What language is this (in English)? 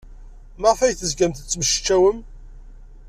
Kabyle